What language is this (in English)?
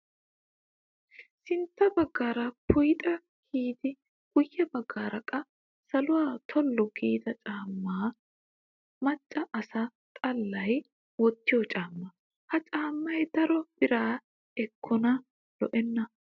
Wolaytta